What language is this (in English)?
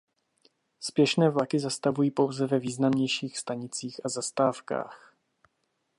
Czech